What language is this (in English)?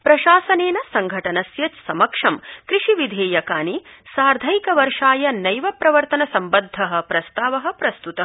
Sanskrit